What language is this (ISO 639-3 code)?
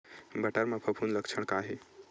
hne